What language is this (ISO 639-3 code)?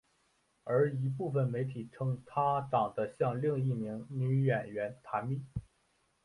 zho